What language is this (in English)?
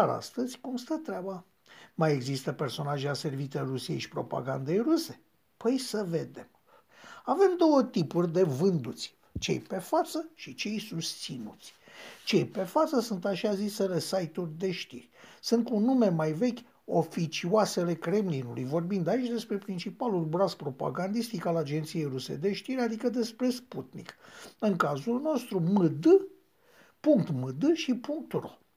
Romanian